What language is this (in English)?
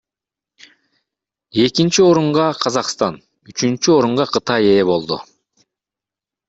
Kyrgyz